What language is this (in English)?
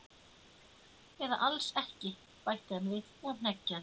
Icelandic